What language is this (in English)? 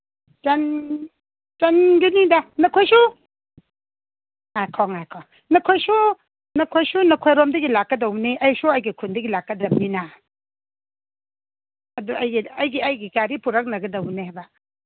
Manipuri